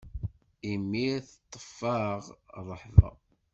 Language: Kabyle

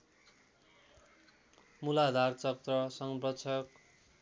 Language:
Nepali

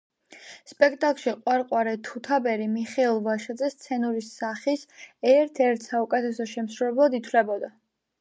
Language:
Georgian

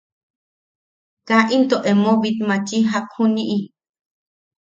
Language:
Yaqui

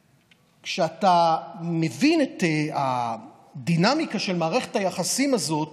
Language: Hebrew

